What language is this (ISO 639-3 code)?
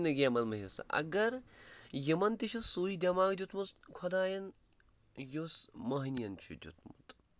kas